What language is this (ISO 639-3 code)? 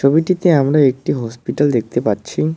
ben